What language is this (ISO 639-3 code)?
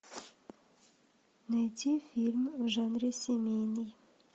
rus